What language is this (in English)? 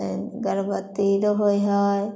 Maithili